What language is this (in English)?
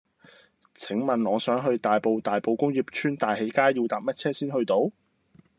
Cantonese